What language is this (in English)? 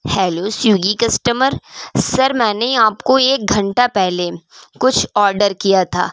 Urdu